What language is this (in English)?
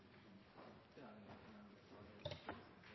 Norwegian Nynorsk